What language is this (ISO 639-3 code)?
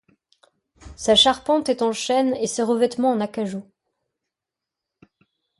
fra